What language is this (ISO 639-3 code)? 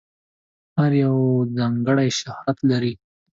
pus